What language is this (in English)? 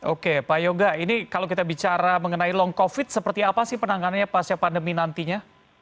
Indonesian